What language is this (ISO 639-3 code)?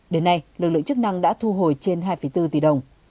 vie